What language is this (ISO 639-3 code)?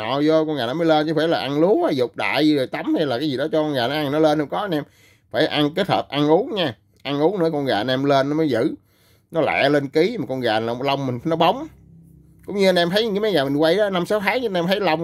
vie